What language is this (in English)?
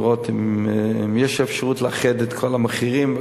Hebrew